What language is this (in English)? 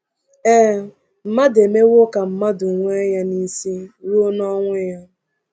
Igbo